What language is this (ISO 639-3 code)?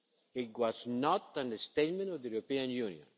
eng